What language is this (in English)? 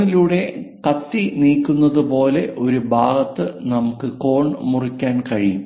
Malayalam